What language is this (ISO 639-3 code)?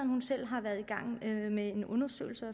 dan